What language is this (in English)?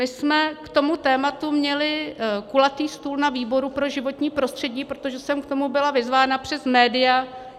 Czech